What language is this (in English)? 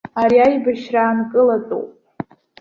Abkhazian